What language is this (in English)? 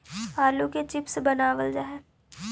Magahi